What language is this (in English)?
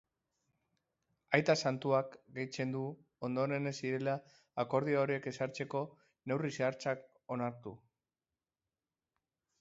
Basque